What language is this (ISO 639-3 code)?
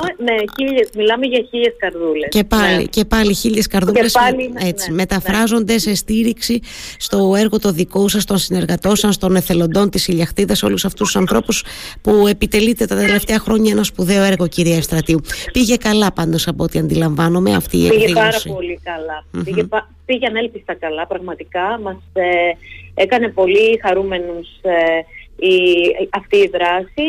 ell